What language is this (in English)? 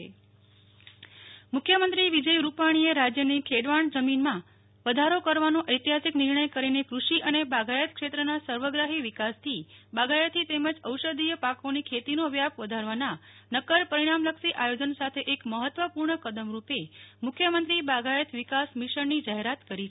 Gujarati